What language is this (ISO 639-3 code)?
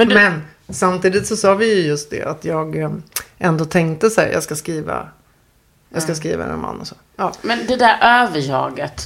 swe